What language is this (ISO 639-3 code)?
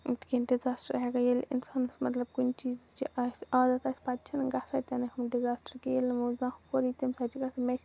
kas